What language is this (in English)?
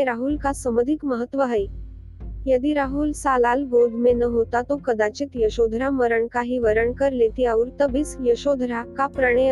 Hindi